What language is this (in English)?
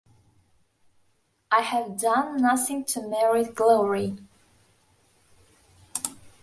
English